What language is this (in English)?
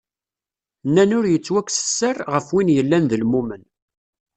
Kabyle